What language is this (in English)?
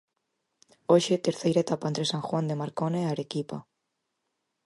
Galician